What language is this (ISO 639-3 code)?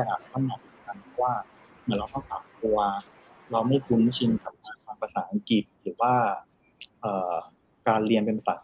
tha